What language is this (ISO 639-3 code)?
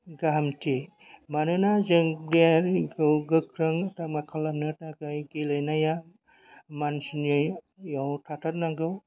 brx